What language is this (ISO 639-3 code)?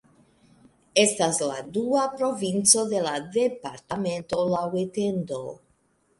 epo